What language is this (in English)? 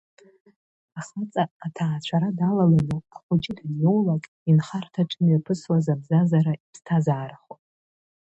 Abkhazian